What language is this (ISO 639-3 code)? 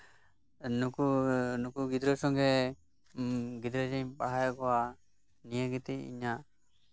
sat